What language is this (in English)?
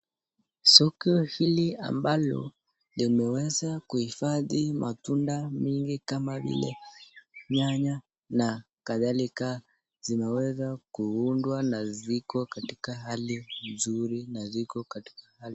Swahili